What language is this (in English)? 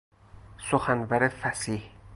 Persian